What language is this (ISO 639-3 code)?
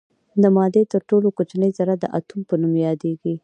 pus